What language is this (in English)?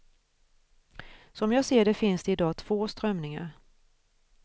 Swedish